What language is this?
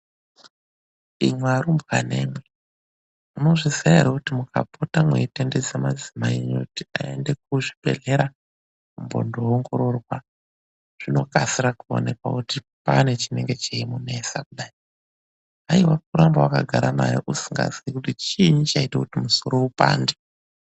Ndau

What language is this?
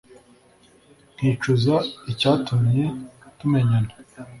Kinyarwanda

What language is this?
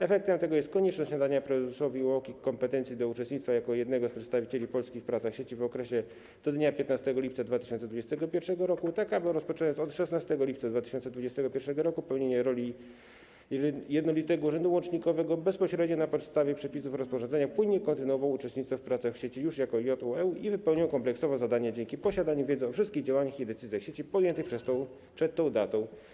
Polish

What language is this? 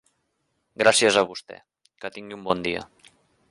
Catalan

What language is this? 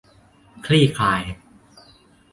Thai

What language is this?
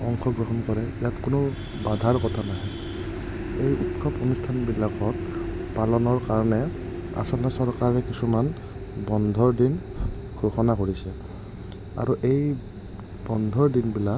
Assamese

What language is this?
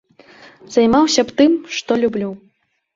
Belarusian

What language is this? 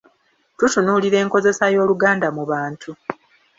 Ganda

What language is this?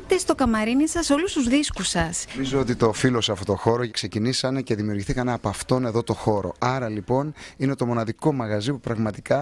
Greek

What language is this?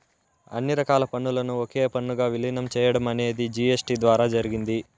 Telugu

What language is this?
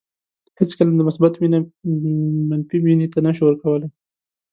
Pashto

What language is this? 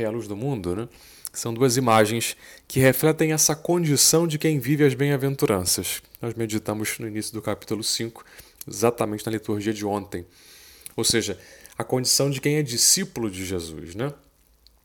Portuguese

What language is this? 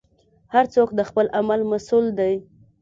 Pashto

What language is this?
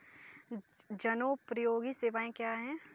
Hindi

